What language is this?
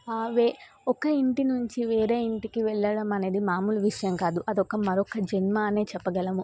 Telugu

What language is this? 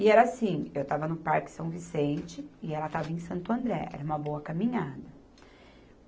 Portuguese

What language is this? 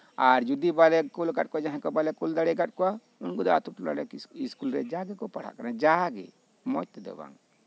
Santali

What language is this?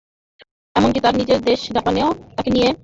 Bangla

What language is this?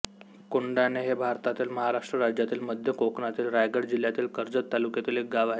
Marathi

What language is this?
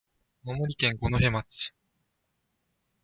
Japanese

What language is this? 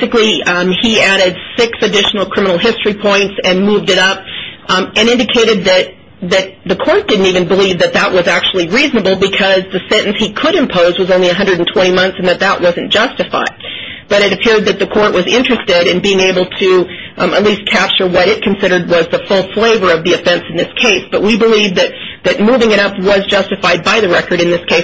English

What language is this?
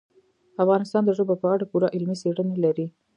Pashto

